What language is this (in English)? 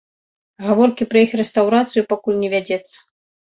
Belarusian